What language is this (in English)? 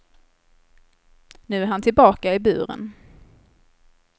Swedish